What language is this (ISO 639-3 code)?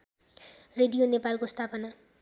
nep